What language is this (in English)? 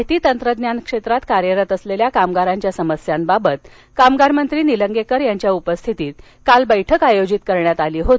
Marathi